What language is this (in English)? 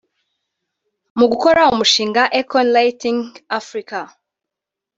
Kinyarwanda